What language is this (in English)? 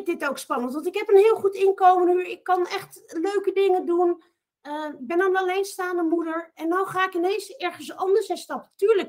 Dutch